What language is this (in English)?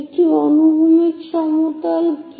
Bangla